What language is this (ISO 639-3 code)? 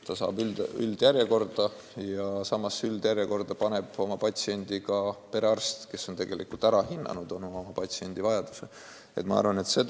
est